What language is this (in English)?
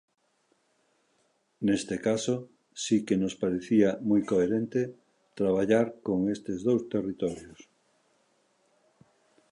Galician